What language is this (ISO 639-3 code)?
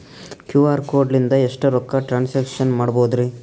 kan